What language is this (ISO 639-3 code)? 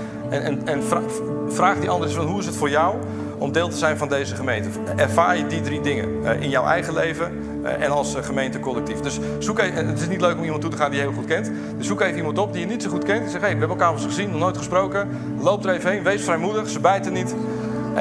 nld